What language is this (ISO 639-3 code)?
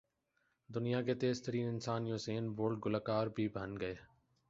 urd